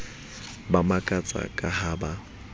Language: Southern Sotho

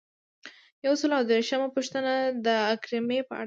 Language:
Pashto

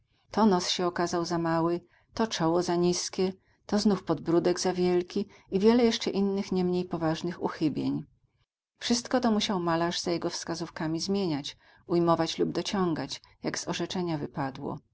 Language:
Polish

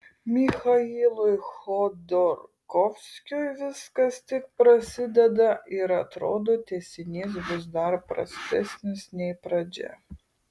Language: Lithuanian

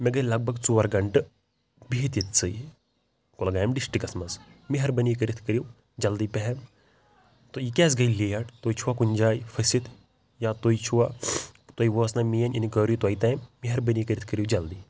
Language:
Kashmiri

